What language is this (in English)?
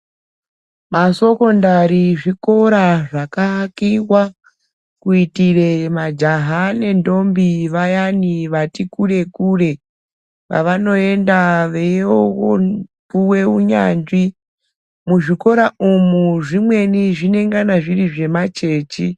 Ndau